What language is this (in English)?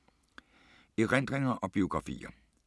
Danish